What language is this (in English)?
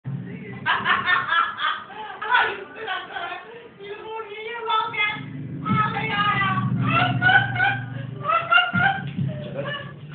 Polish